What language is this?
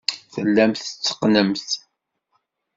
Kabyle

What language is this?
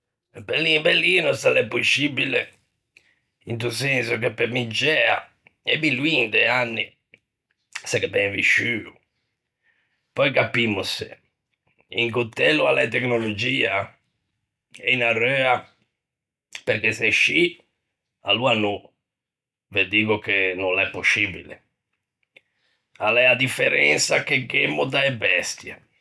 Ligurian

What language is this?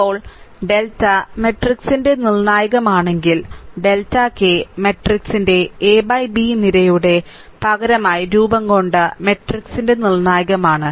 Malayalam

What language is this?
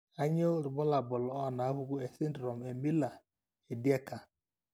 Masai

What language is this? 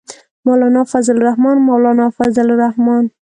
Pashto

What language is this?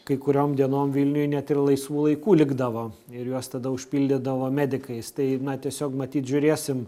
Lithuanian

